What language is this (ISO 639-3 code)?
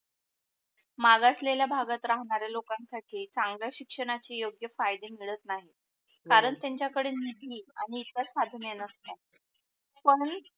mar